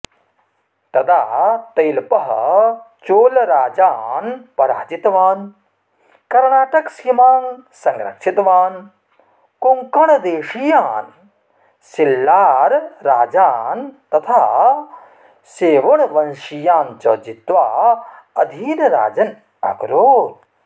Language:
Sanskrit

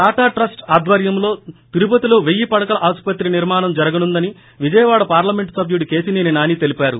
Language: Telugu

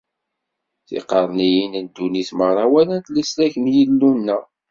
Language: Kabyle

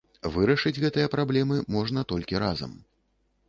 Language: Belarusian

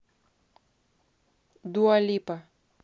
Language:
Russian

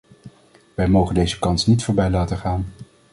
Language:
Dutch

